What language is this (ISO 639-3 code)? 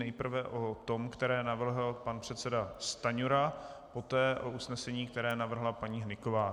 ces